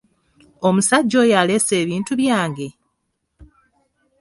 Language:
Ganda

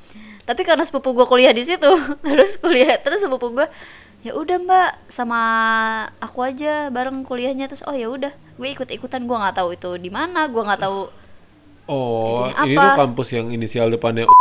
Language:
Indonesian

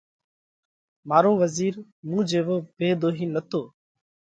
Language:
Parkari Koli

